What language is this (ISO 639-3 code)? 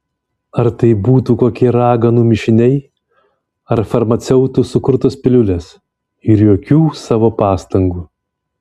lit